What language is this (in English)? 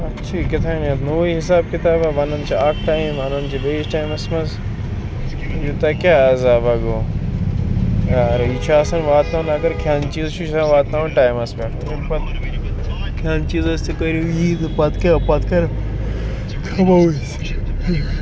Kashmiri